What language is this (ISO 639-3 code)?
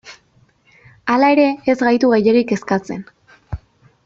eus